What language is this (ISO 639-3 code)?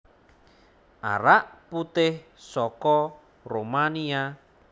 jav